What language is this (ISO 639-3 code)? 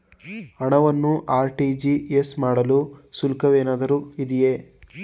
kan